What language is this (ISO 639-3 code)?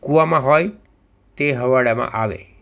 guj